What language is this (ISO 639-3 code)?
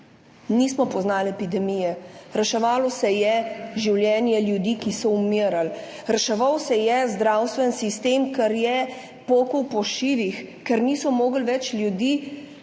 slv